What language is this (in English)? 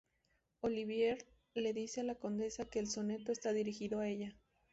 Spanish